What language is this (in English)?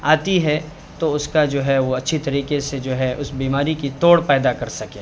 Urdu